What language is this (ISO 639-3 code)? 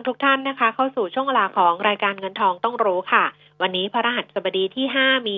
tha